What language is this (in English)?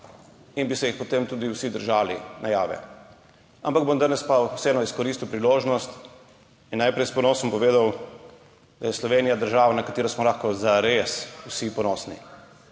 Slovenian